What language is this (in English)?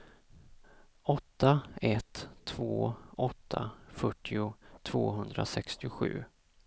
Swedish